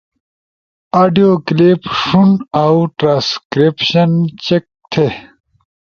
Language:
Ushojo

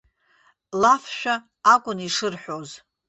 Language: Abkhazian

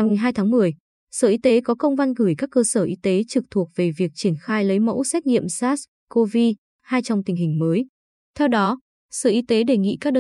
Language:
Vietnamese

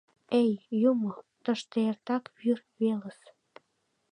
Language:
Mari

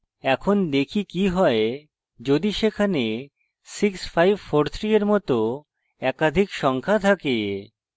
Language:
Bangla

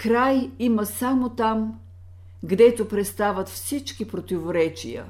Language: Bulgarian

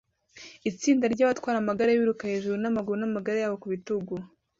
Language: Kinyarwanda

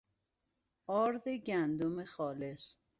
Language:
Persian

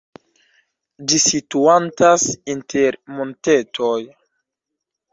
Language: Esperanto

